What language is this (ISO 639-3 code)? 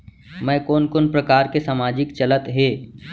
hne